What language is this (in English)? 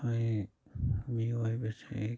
Manipuri